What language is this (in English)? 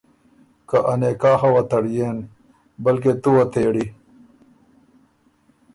Ormuri